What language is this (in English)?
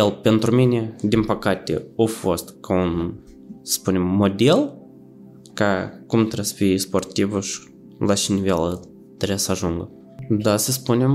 Romanian